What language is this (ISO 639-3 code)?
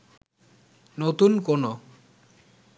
ben